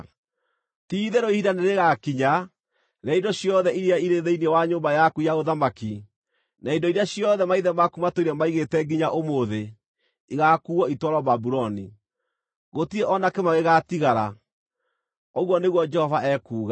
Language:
Kikuyu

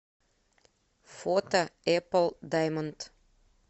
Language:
Russian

